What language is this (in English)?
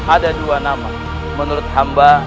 Indonesian